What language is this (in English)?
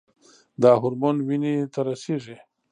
Pashto